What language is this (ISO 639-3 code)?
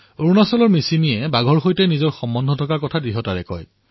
asm